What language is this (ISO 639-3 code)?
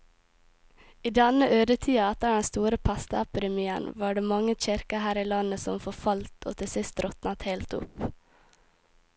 nor